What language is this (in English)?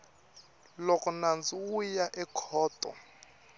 Tsonga